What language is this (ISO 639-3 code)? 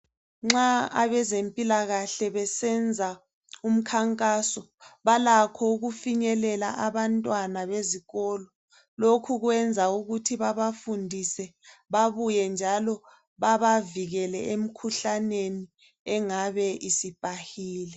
nde